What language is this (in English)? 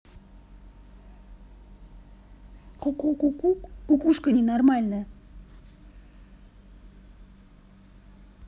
Russian